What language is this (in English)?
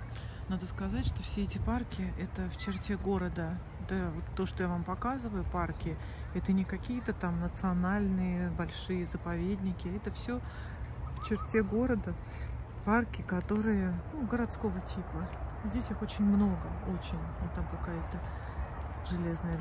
Russian